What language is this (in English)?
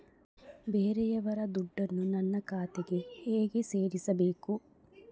Kannada